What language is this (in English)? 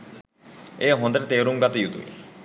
Sinhala